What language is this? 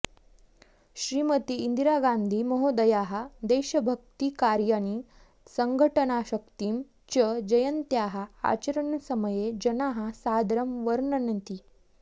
Sanskrit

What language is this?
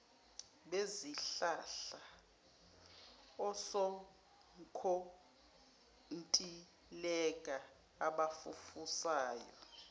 Zulu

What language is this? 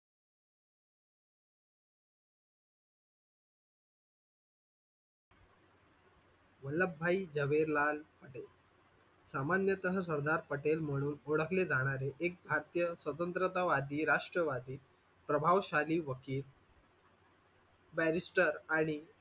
Marathi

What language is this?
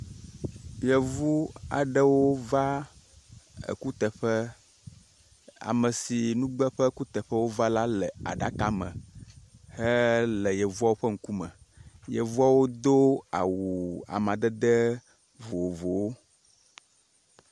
Ewe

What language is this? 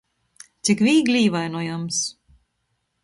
Latgalian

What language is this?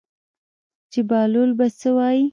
Pashto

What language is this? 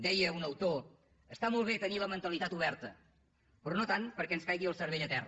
Catalan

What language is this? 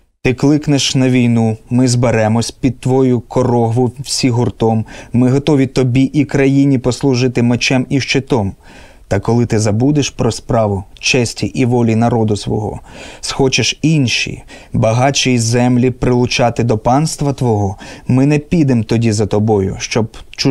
Ukrainian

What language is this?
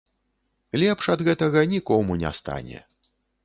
Belarusian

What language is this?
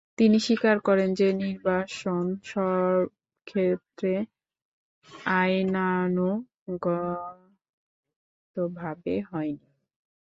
Bangla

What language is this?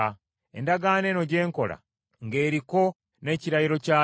Ganda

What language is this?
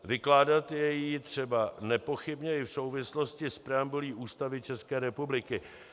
Czech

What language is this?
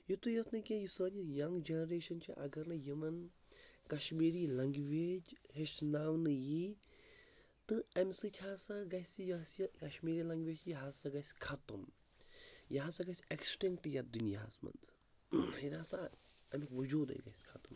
Kashmiri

